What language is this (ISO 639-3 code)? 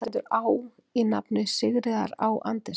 isl